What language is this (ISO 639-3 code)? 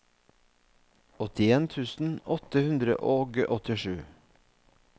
nor